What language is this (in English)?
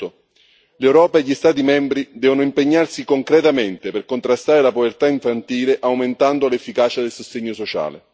Italian